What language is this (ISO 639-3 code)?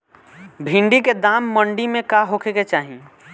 bho